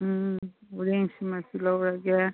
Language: Manipuri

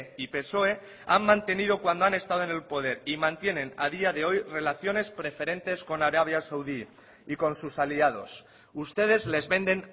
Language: Spanish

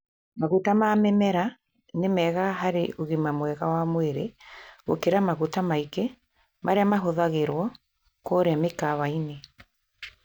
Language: Kikuyu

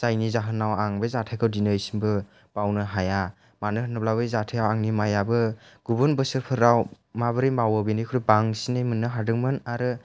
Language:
Bodo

